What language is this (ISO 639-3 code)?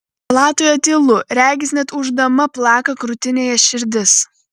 lit